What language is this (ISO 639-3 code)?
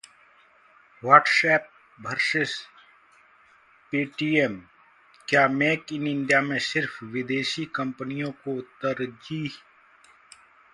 hin